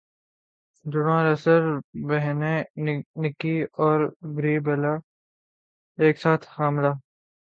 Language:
Urdu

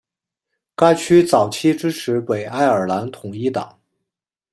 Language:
Chinese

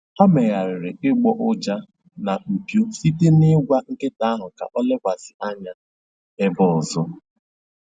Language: Igbo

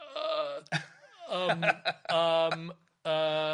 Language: Welsh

